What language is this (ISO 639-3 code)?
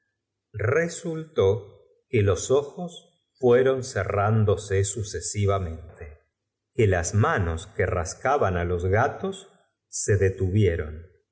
spa